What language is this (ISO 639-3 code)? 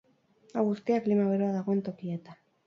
eus